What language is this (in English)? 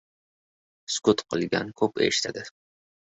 Uzbek